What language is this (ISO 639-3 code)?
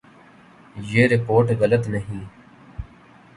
urd